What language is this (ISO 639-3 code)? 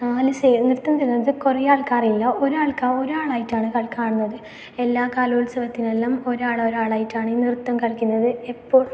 mal